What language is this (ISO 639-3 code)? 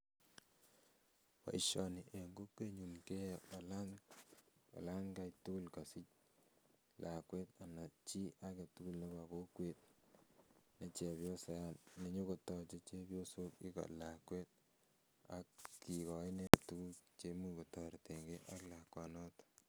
kln